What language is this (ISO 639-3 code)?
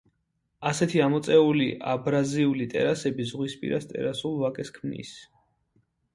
kat